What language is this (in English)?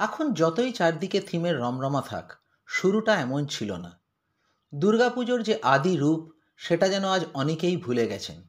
Bangla